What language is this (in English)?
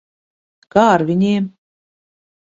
Latvian